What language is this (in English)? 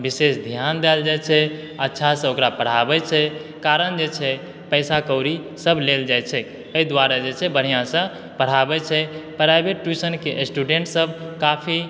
Maithili